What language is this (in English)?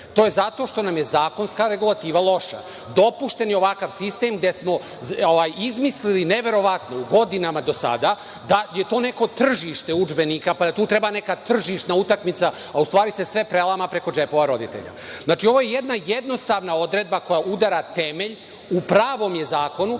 Serbian